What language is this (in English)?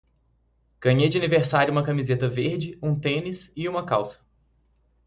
Portuguese